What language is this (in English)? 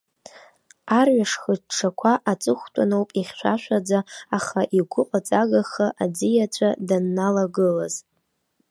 Abkhazian